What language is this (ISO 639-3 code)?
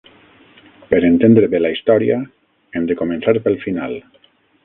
cat